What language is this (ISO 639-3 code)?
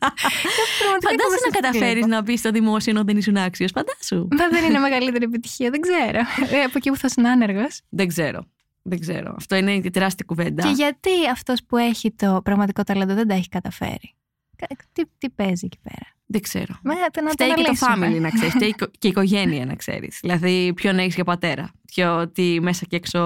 ell